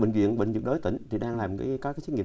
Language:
Vietnamese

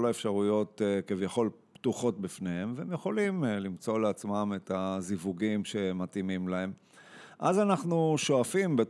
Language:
Hebrew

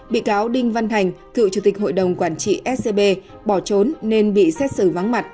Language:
Vietnamese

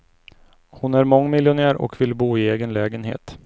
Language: Swedish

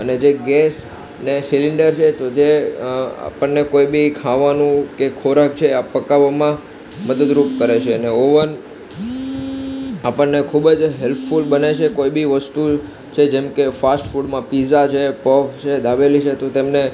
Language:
Gujarati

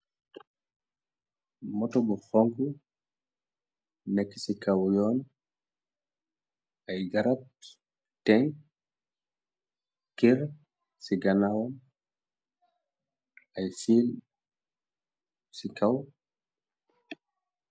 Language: Wolof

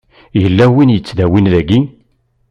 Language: Kabyle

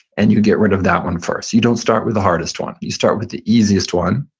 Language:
English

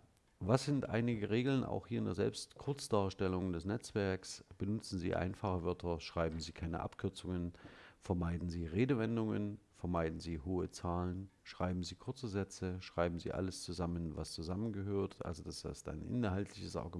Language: German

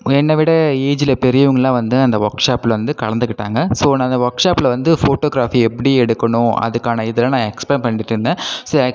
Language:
Tamil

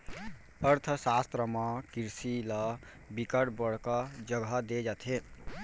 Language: Chhattisgarhi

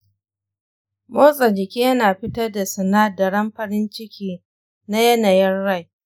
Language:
Hausa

